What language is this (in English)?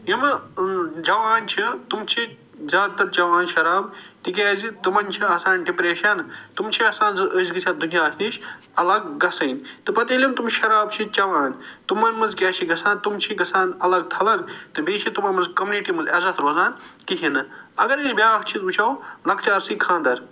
Kashmiri